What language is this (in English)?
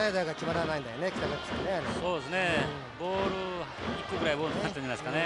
Japanese